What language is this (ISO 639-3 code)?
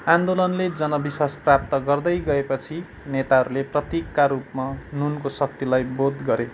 nep